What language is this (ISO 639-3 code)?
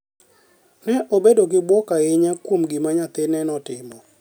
luo